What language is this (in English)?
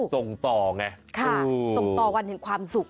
Thai